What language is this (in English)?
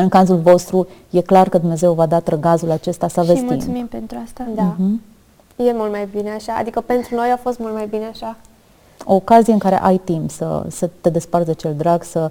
Romanian